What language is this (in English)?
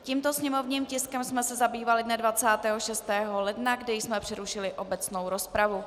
Czech